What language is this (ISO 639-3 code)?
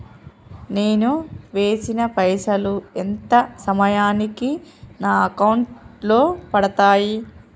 tel